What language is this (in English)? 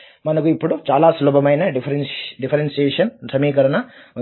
Telugu